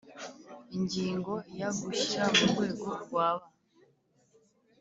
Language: Kinyarwanda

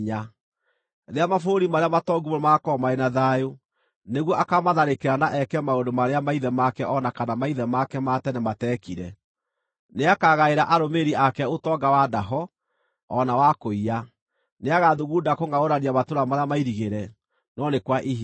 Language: Kikuyu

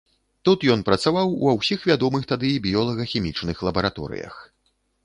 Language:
Belarusian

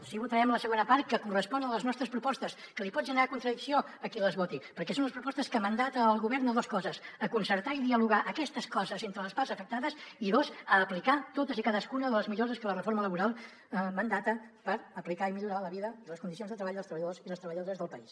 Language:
Catalan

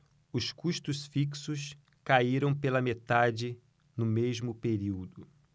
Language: Portuguese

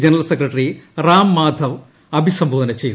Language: Malayalam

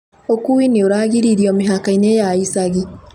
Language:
Kikuyu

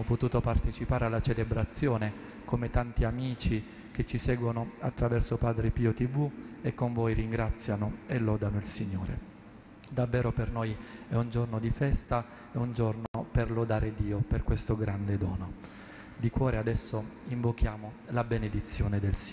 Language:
Italian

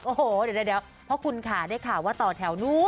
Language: Thai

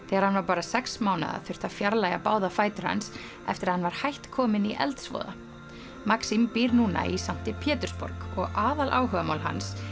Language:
Icelandic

